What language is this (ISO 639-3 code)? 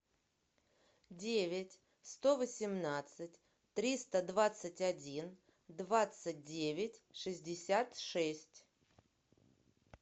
rus